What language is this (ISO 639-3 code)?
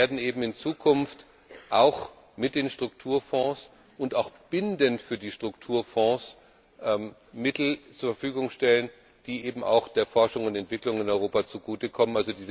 deu